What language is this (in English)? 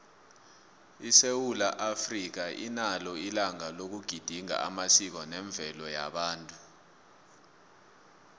South Ndebele